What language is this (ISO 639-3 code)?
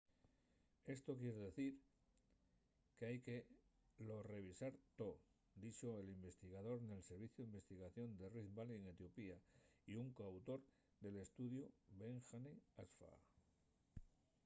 ast